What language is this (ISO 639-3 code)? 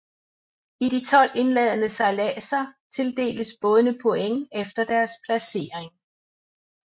dan